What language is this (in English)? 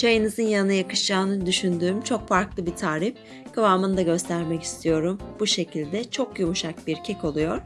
Turkish